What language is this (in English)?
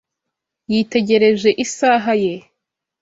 Kinyarwanda